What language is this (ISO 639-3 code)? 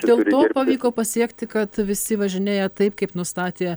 lit